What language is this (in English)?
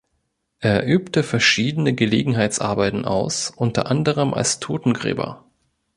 German